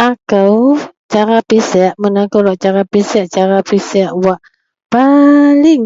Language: Central Melanau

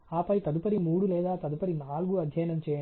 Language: Telugu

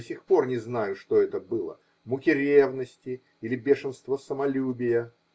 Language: Russian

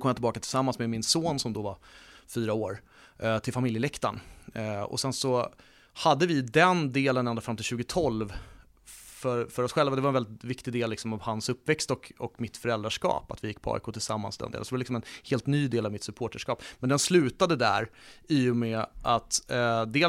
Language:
Swedish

